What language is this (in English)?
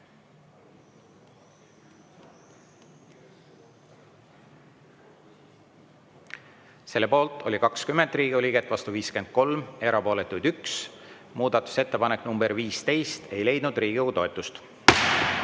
Estonian